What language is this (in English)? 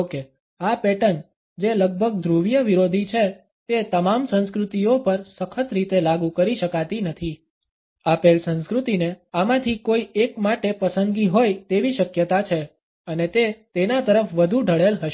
Gujarati